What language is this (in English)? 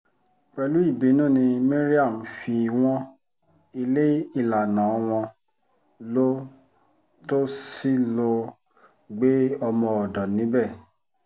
Yoruba